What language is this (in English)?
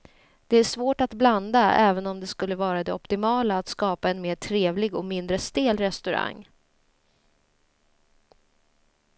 Swedish